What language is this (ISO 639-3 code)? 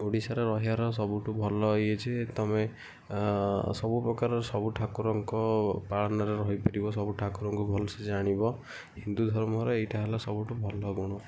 ori